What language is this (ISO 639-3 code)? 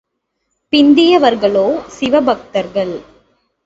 tam